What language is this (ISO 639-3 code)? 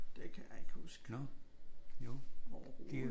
dan